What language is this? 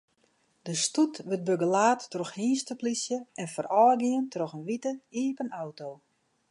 Western Frisian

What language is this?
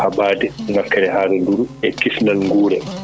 Fula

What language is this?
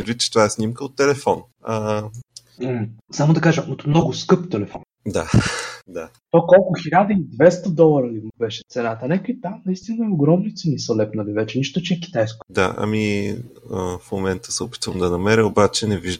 Bulgarian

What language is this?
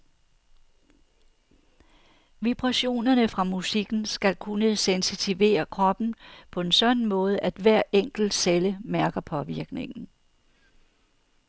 Danish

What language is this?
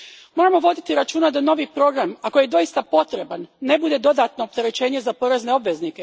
Croatian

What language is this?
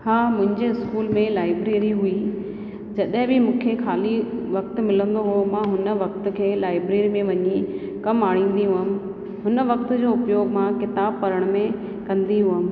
Sindhi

